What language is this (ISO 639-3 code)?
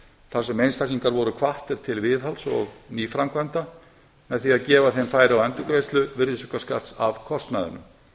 isl